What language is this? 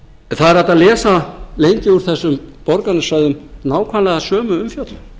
Icelandic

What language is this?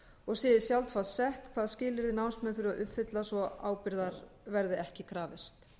Icelandic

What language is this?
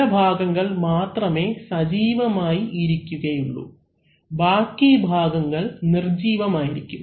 Malayalam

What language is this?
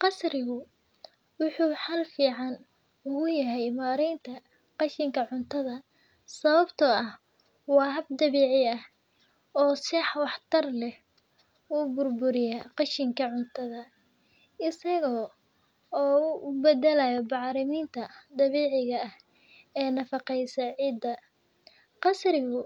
Somali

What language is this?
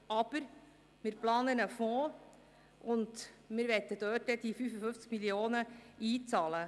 Swiss German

